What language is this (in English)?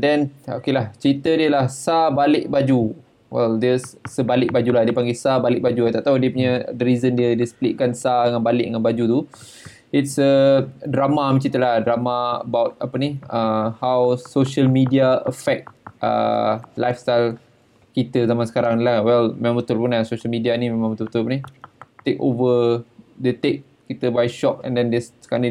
Malay